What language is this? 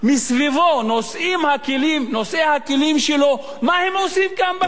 Hebrew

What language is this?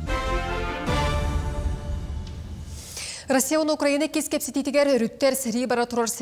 Turkish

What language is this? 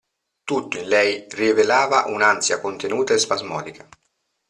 Italian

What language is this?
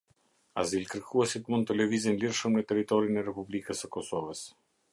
Albanian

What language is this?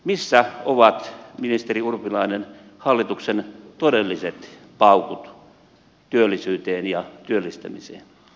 Finnish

